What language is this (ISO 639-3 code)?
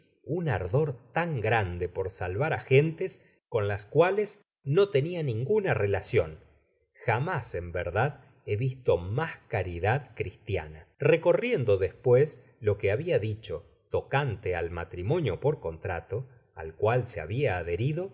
spa